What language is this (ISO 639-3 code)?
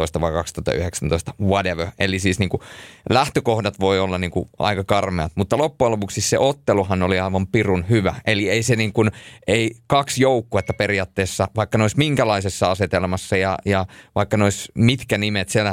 fin